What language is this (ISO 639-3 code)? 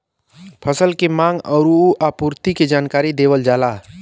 bho